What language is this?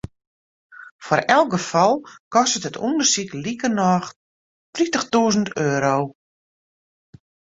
Western Frisian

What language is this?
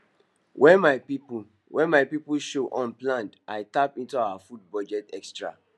Nigerian Pidgin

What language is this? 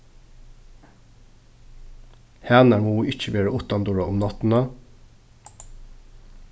Faroese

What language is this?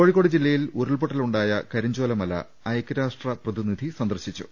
Malayalam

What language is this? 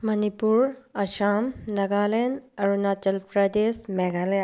Manipuri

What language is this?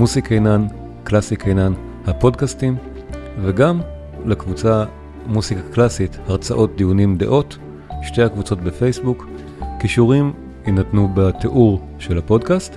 Hebrew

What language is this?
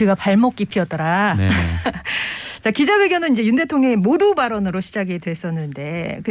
Korean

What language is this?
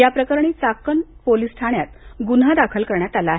Marathi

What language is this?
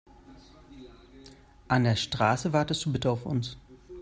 German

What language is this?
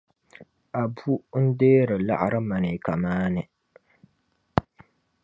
Dagbani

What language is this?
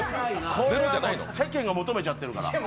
Japanese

